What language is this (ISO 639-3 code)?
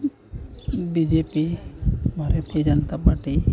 sat